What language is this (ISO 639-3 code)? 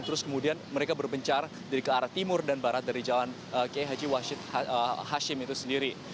ind